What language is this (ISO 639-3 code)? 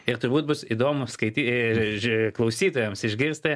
lit